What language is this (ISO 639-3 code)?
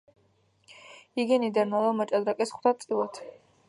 kat